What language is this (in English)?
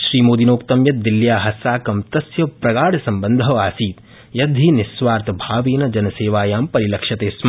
Sanskrit